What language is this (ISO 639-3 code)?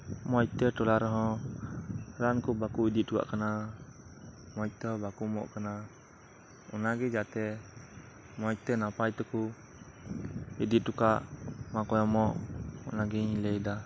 sat